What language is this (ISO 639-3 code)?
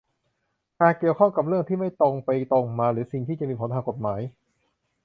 tha